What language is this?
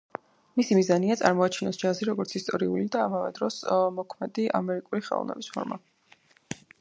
Georgian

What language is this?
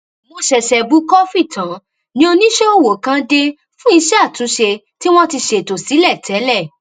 Yoruba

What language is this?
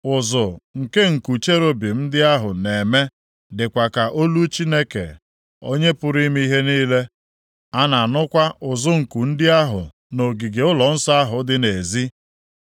Igbo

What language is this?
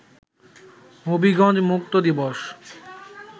Bangla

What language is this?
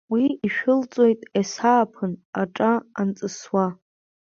Abkhazian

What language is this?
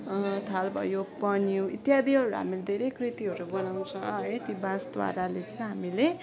Nepali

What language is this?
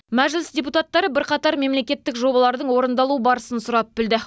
Kazakh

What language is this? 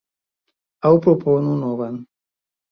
Esperanto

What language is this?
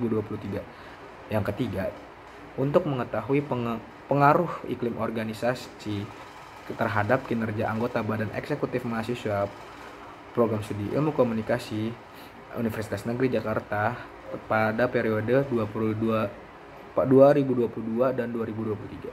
Indonesian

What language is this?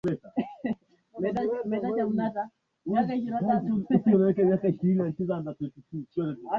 Swahili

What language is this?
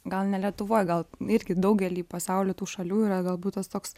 Lithuanian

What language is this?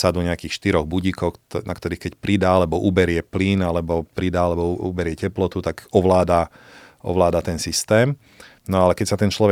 Slovak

